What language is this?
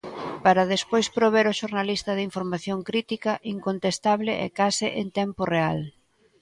Galician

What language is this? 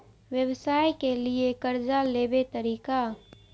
Maithili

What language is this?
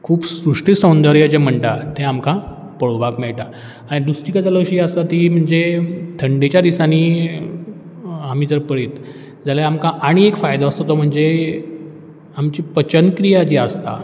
Konkani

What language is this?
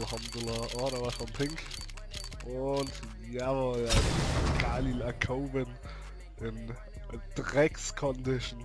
German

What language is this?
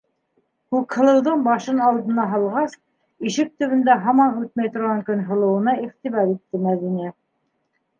Bashkir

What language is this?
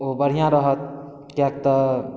Maithili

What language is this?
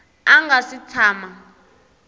Tsonga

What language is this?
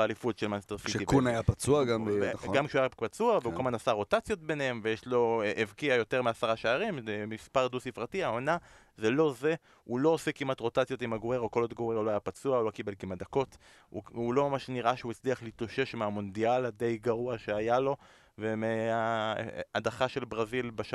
Hebrew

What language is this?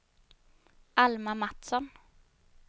Swedish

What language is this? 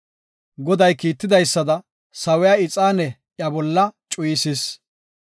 Gofa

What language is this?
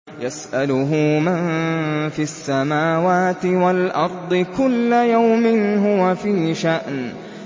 Arabic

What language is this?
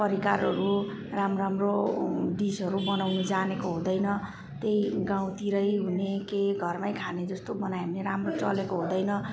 Nepali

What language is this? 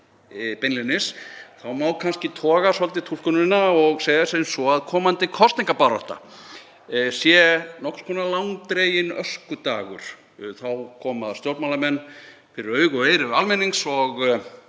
Icelandic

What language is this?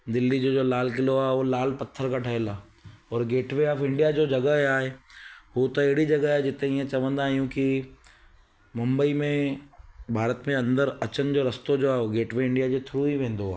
Sindhi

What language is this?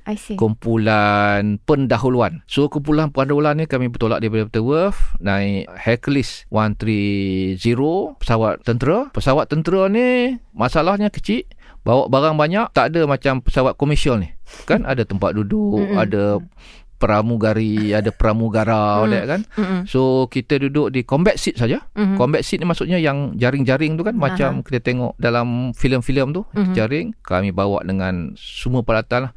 Malay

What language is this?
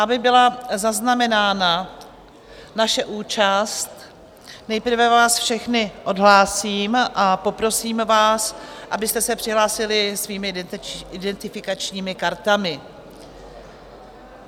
Czech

